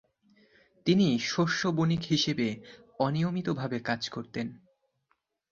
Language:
Bangla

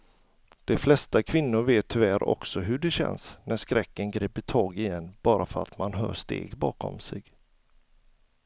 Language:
Swedish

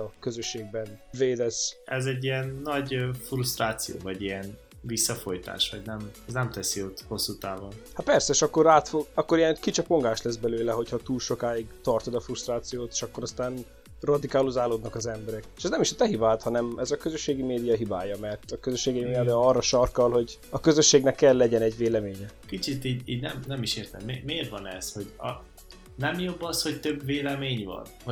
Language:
Hungarian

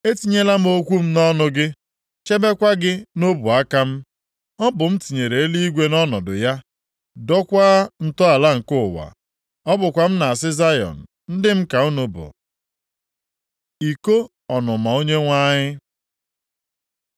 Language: Igbo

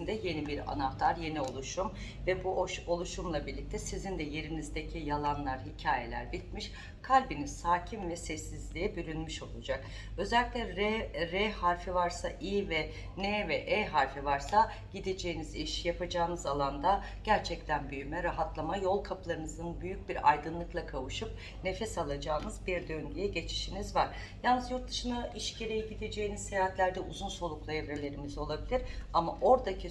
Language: Turkish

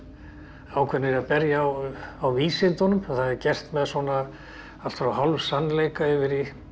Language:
Icelandic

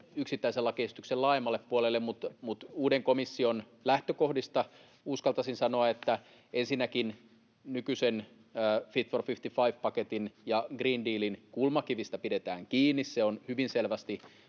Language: Finnish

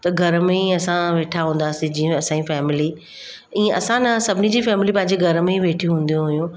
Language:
Sindhi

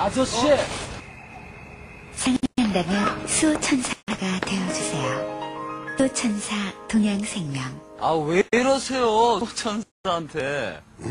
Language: Korean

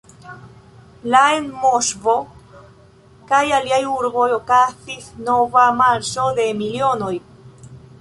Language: Esperanto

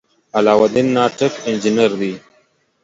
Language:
Pashto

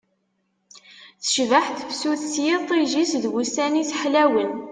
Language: Kabyle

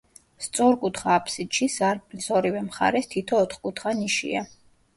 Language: Georgian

